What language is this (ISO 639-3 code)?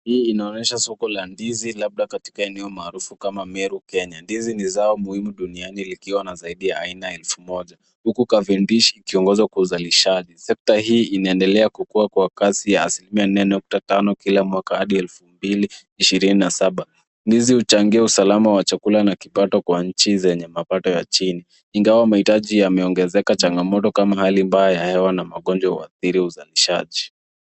swa